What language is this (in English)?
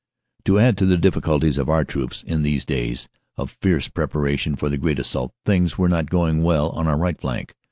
English